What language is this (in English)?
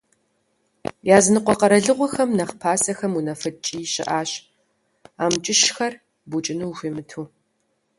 Kabardian